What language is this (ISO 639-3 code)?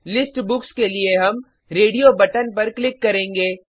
hin